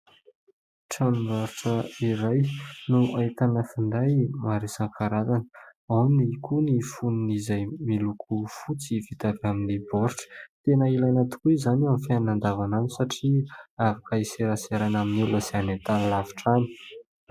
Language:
Malagasy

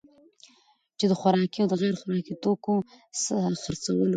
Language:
Pashto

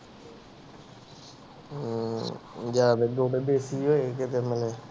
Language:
Punjabi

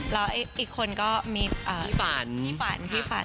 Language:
Thai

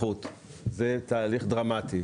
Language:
Hebrew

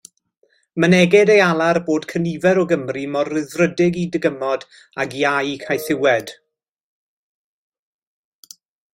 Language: Welsh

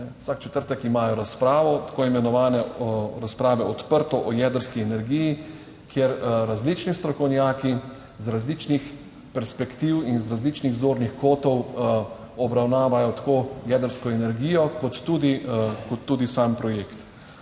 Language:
Slovenian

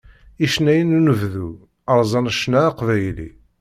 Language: Kabyle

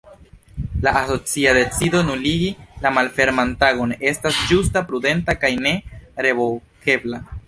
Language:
Esperanto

